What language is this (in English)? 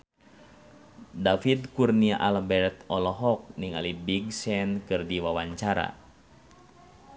Sundanese